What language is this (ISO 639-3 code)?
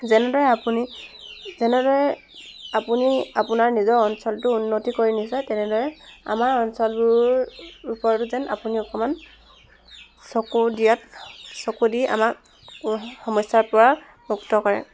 asm